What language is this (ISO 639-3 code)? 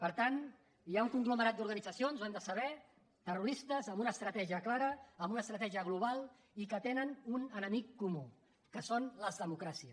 cat